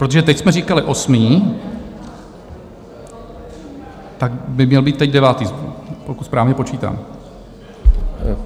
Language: Czech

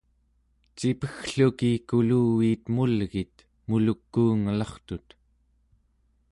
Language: Central Yupik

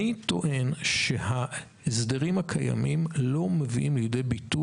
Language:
Hebrew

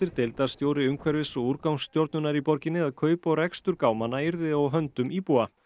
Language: Icelandic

